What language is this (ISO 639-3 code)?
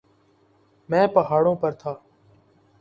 urd